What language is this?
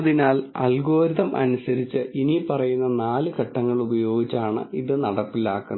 Malayalam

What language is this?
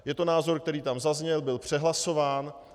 Czech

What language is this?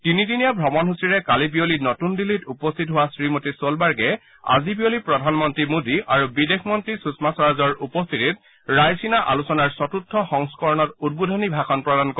Assamese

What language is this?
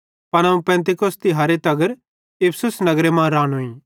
Bhadrawahi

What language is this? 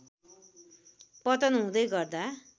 Nepali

